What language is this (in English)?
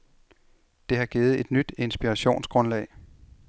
Danish